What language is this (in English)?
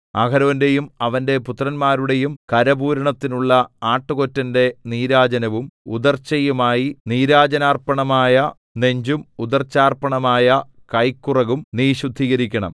Malayalam